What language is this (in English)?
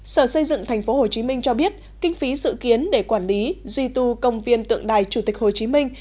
Vietnamese